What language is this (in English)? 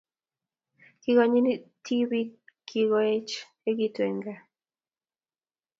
Kalenjin